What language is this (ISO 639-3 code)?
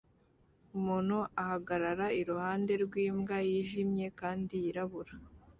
kin